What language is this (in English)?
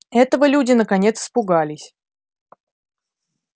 Russian